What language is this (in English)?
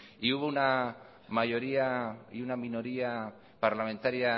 Spanish